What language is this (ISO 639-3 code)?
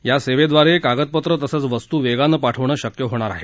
mar